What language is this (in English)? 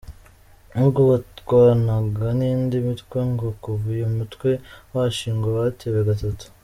Kinyarwanda